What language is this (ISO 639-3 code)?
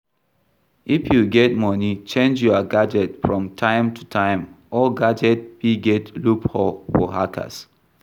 pcm